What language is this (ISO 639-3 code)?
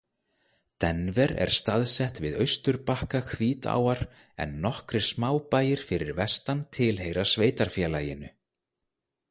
isl